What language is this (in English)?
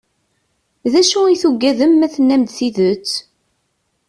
Kabyle